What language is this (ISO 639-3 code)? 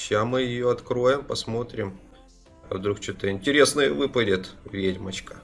rus